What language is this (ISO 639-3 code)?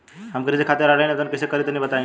bho